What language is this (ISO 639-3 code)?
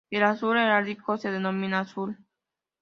spa